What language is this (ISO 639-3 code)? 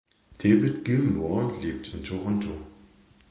deu